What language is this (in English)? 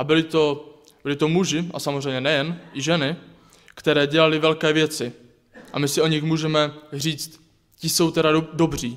Czech